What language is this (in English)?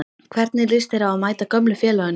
Icelandic